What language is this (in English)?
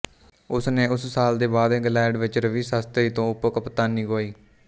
Punjabi